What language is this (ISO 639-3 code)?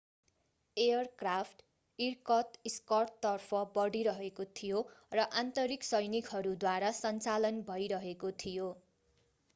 nep